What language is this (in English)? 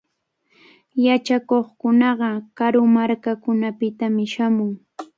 Cajatambo North Lima Quechua